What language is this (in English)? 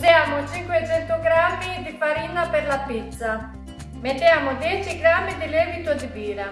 Italian